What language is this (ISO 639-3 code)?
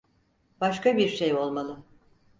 tur